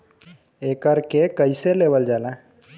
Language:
Bhojpuri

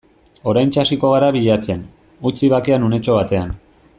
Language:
Basque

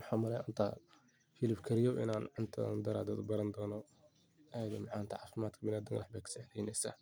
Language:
Somali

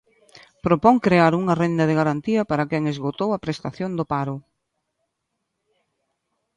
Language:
Galician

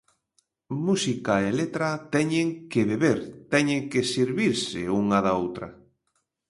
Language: Galician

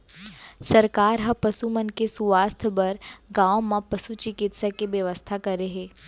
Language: Chhattisgarhi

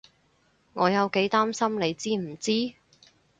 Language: Cantonese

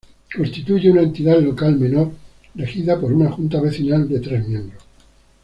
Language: Spanish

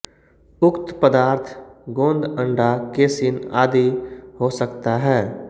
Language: Hindi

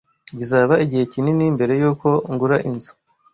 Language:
Kinyarwanda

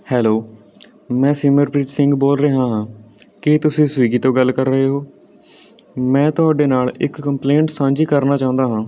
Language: Punjabi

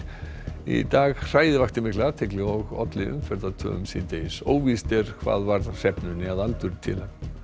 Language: Icelandic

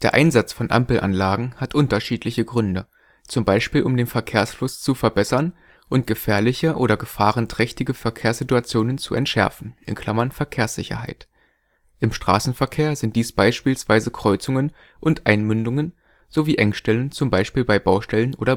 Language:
German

